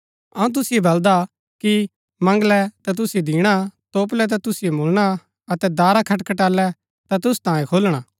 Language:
Gaddi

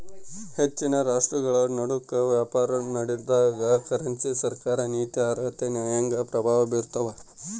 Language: Kannada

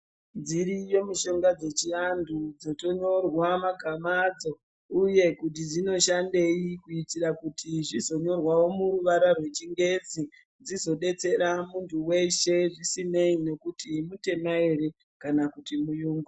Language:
Ndau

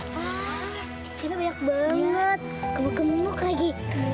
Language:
Indonesian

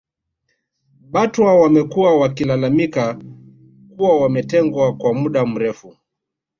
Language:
Swahili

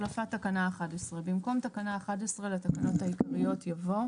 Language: Hebrew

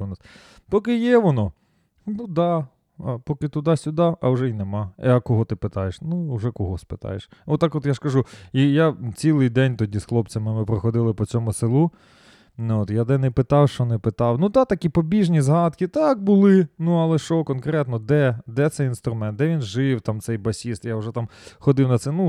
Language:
Ukrainian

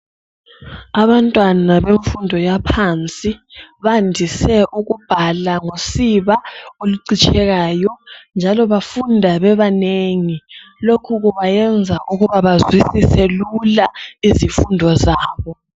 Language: North Ndebele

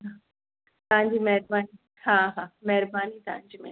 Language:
Sindhi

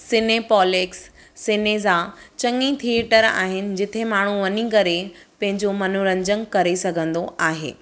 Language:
Sindhi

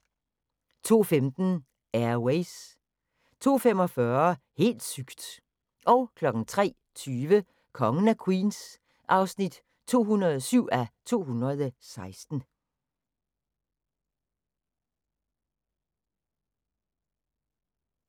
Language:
Danish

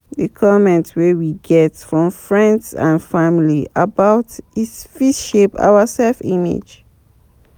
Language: Nigerian Pidgin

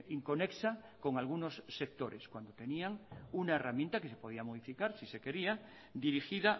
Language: Spanish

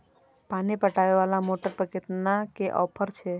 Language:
Maithili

